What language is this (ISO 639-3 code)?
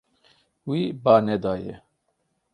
kur